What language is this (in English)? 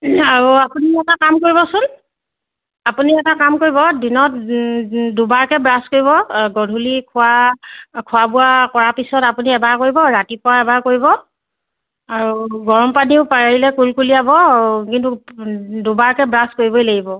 Assamese